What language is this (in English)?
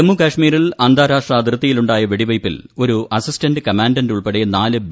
Malayalam